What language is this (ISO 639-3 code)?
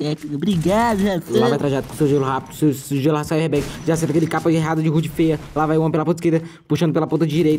por